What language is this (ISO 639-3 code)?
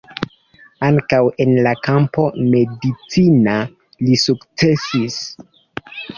epo